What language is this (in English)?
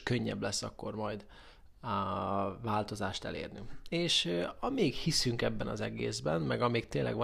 Hungarian